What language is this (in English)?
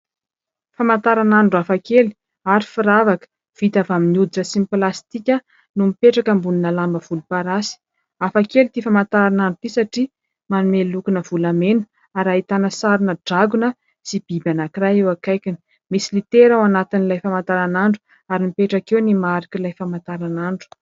Malagasy